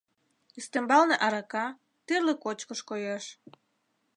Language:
Mari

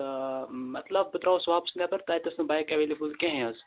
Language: Kashmiri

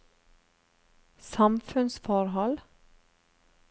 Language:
Norwegian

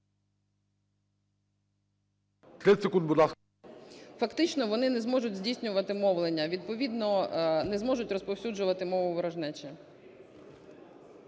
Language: Ukrainian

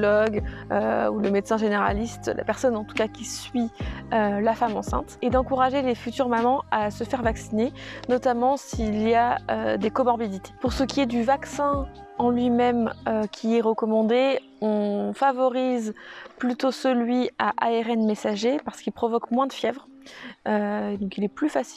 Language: French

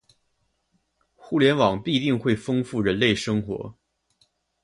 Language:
Chinese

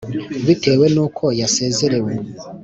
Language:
Kinyarwanda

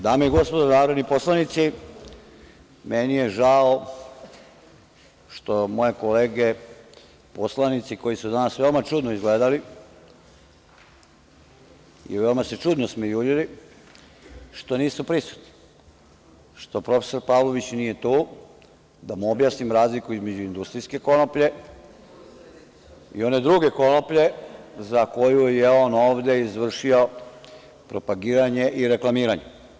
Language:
Serbian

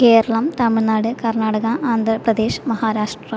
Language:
Malayalam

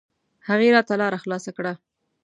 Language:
Pashto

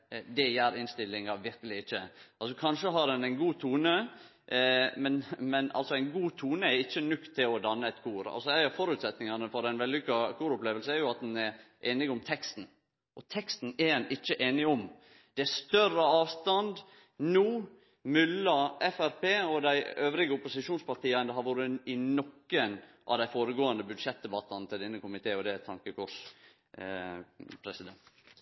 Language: Norwegian Nynorsk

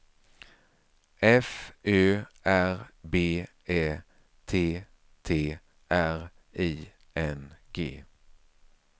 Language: Swedish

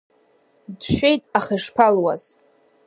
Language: Abkhazian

